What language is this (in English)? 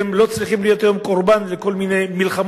Hebrew